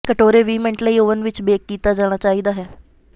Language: Punjabi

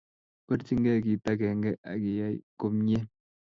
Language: Kalenjin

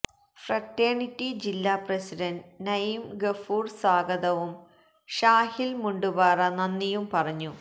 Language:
Malayalam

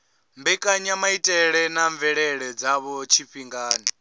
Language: Venda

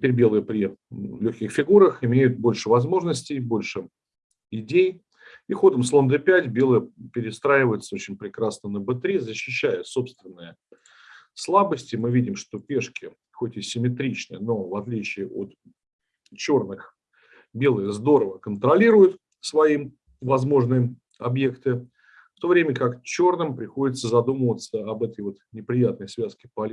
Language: Russian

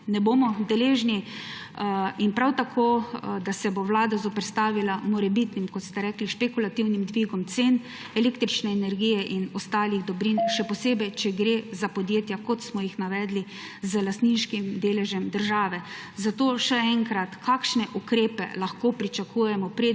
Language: Slovenian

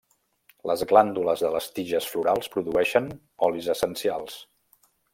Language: Catalan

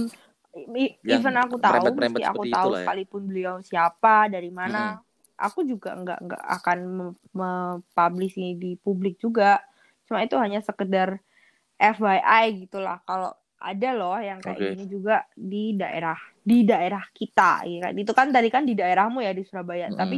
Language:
Indonesian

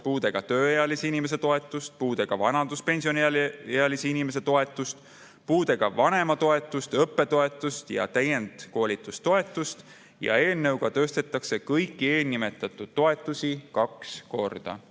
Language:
Estonian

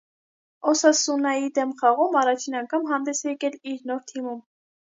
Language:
Armenian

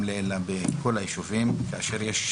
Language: Hebrew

